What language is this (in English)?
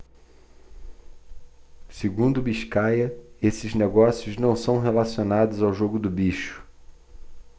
Portuguese